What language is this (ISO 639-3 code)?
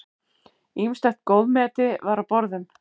isl